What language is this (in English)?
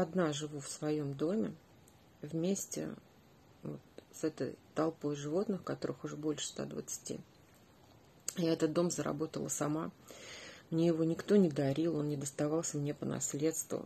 Russian